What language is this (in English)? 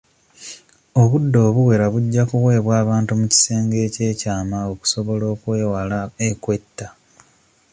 Ganda